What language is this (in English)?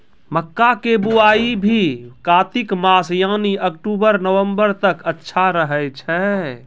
Maithili